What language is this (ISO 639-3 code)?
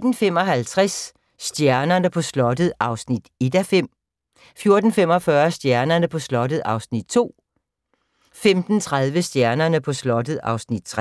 dan